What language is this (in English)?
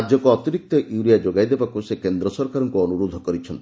Odia